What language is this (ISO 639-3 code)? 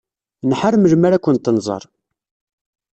kab